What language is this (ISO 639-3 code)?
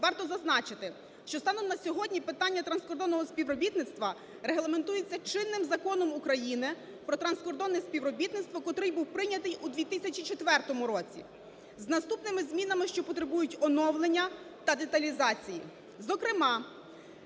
ukr